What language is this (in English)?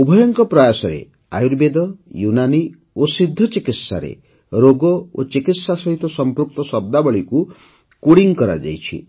Odia